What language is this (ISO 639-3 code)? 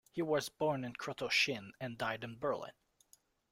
eng